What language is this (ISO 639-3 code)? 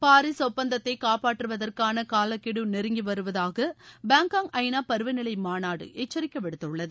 tam